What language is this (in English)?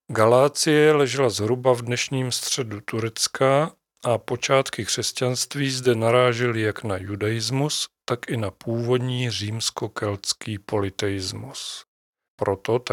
Czech